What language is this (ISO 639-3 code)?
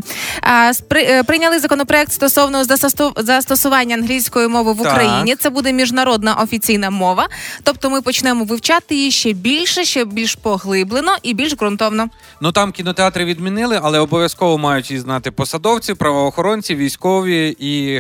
ukr